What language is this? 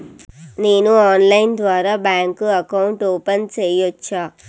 Telugu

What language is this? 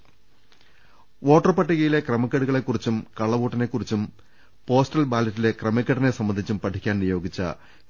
Malayalam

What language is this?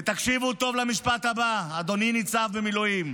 Hebrew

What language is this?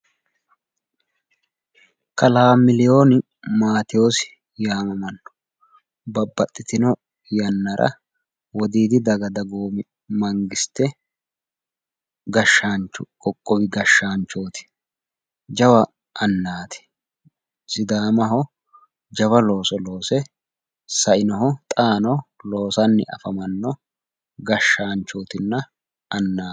Sidamo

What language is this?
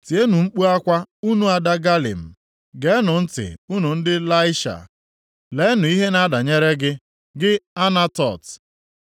Igbo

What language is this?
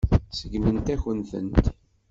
Kabyle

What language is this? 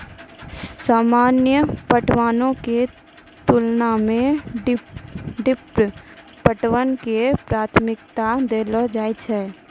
Maithili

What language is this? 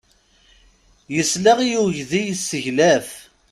Kabyle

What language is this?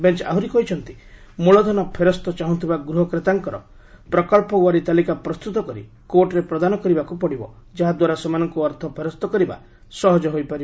Odia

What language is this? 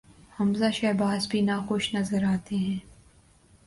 Urdu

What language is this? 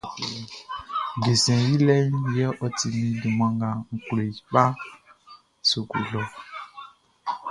Baoulé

